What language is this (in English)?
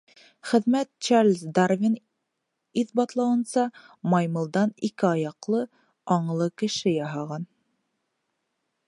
Bashkir